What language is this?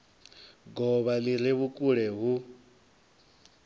Venda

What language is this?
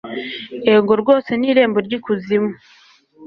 Kinyarwanda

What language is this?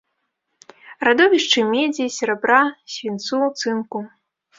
Belarusian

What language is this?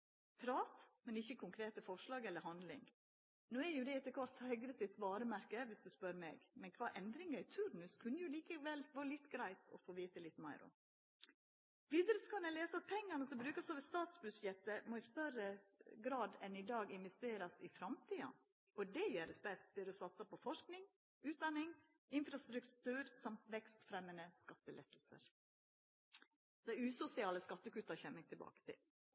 Norwegian Nynorsk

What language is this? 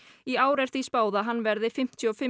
Icelandic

